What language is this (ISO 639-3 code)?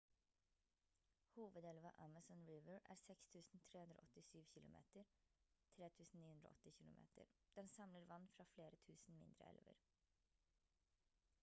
nob